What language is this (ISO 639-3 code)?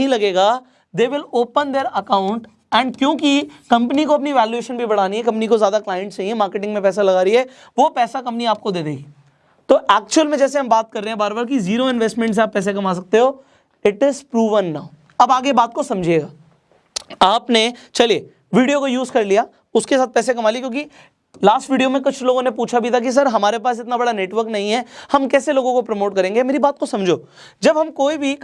hin